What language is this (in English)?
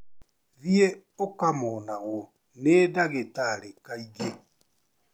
Kikuyu